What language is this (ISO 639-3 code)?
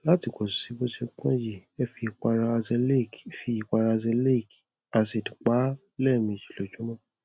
yor